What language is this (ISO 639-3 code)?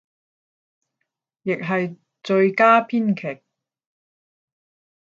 yue